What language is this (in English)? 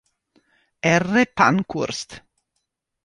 Italian